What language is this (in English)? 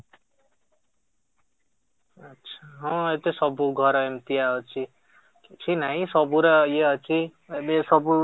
Odia